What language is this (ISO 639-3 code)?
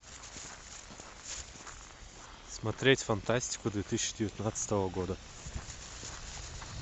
rus